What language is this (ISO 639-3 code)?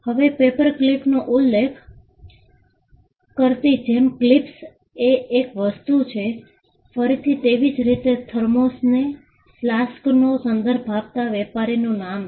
guj